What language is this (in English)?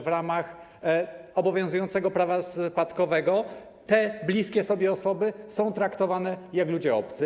Polish